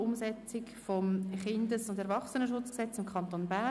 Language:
Swiss German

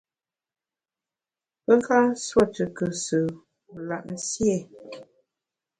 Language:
Bamun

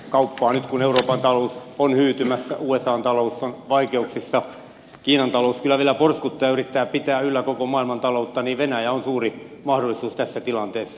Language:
Finnish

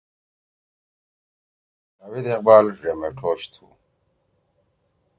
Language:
Torwali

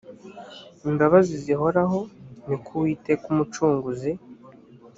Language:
Kinyarwanda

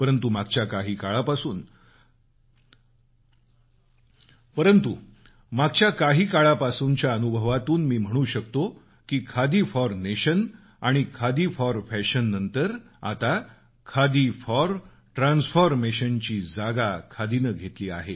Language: Marathi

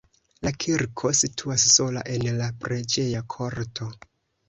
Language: Esperanto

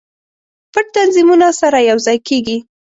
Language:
Pashto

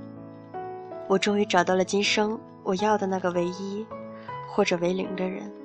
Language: Chinese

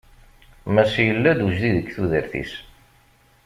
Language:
Kabyle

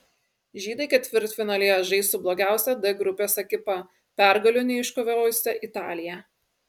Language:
Lithuanian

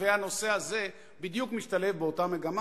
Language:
Hebrew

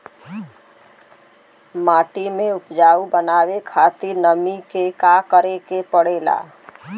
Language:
Bhojpuri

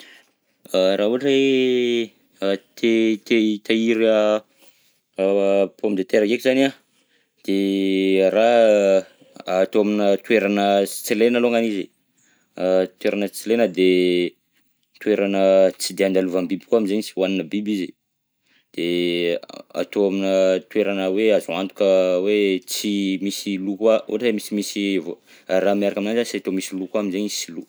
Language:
Southern Betsimisaraka Malagasy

